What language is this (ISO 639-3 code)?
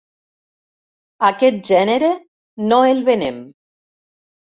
cat